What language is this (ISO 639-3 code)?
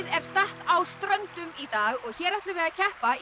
isl